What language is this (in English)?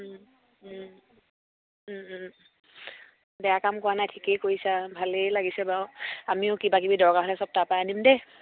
Assamese